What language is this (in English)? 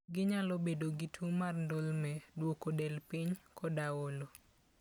Luo (Kenya and Tanzania)